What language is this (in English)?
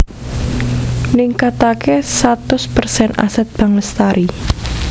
Javanese